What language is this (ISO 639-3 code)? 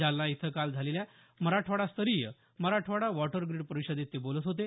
mar